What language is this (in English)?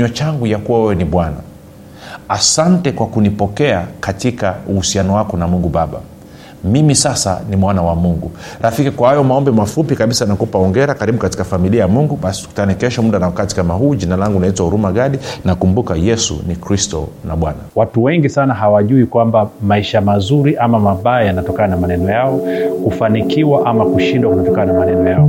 Swahili